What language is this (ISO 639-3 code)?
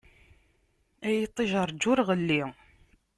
kab